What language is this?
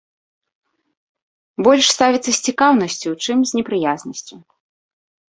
Belarusian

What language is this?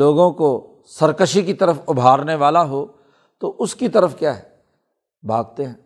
Urdu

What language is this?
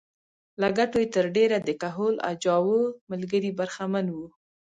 Pashto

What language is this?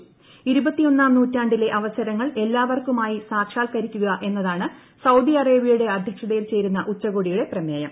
Malayalam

